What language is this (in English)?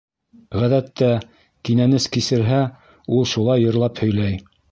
Bashkir